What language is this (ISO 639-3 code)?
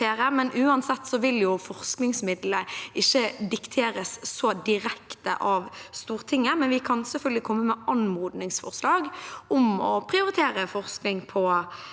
nor